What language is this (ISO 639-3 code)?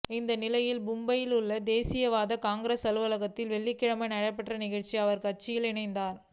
tam